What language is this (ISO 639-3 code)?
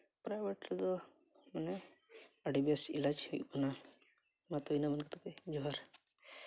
sat